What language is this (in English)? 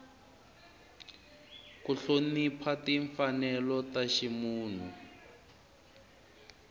Tsonga